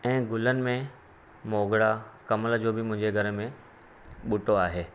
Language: Sindhi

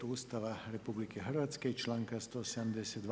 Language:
Croatian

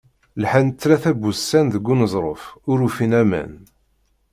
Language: Kabyle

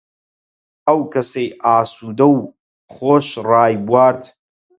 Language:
Central Kurdish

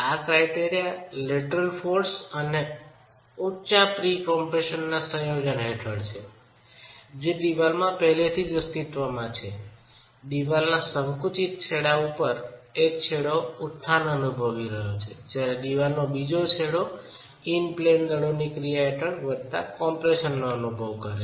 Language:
Gujarati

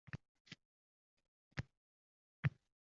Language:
Uzbek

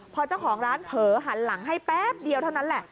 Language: Thai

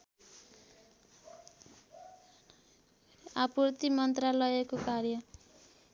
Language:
Nepali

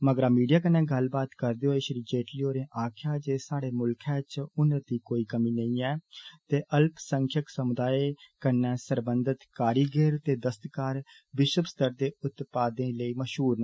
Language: Dogri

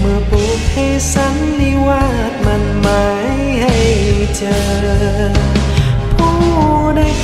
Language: Thai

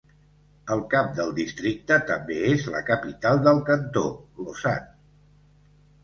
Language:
Catalan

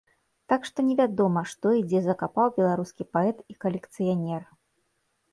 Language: Belarusian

